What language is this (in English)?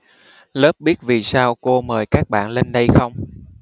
Vietnamese